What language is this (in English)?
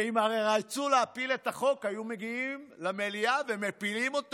Hebrew